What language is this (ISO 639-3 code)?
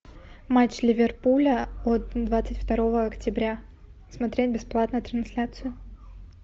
rus